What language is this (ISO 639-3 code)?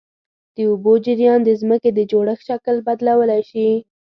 pus